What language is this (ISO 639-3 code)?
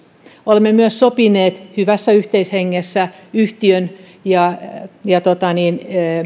fin